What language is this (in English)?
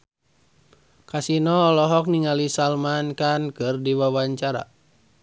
Sundanese